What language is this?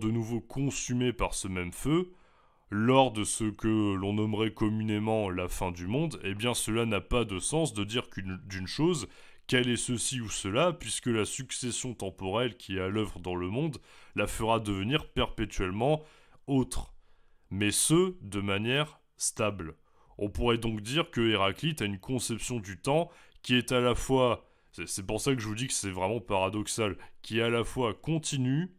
French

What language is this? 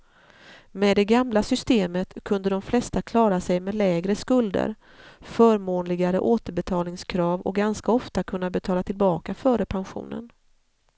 Swedish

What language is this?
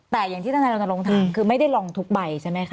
Thai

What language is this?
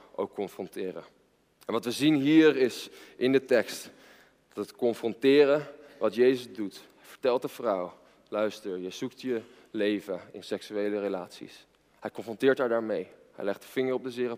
Dutch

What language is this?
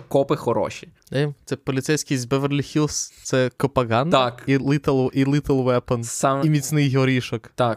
Ukrainian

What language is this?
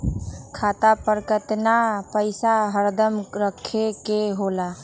Magahi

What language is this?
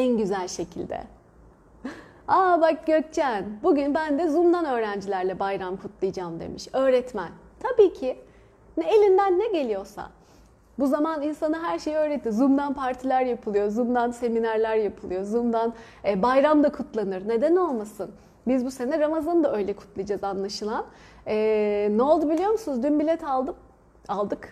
Turkish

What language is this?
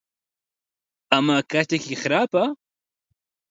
Central Kurdish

